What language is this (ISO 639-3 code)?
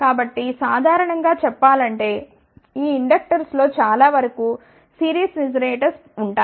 tel